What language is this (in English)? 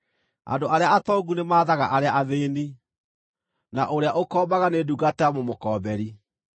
Kikuyu